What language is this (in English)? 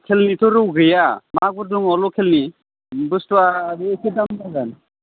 Bodo